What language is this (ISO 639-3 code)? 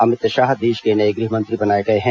hin